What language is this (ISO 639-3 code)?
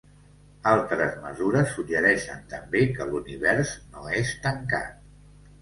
cat